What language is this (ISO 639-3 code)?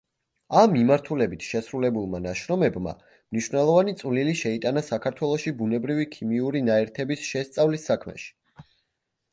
kat